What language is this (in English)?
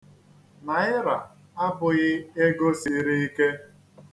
Igbo